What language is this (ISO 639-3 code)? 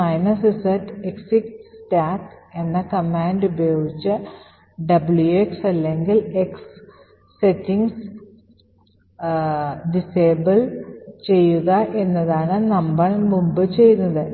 mal